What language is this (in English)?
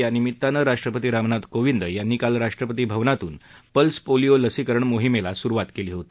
Marathi